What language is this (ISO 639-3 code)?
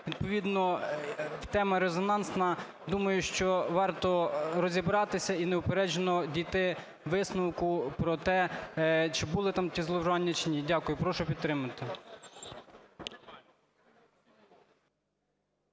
ukr